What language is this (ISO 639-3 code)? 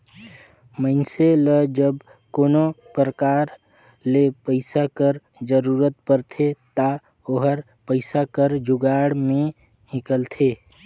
hne